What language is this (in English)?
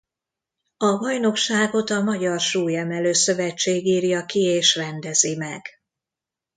Hungarian